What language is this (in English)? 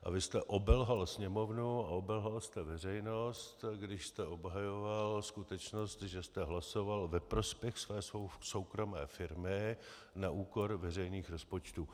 Czech